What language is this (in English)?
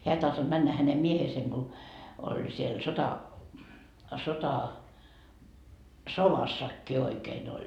Finnish